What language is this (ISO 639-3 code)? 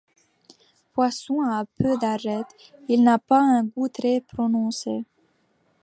fra